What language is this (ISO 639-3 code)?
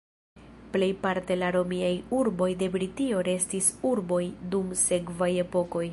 epo